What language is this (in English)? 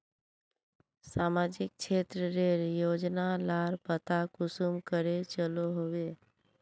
Magahi